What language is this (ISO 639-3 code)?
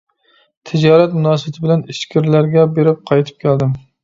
uig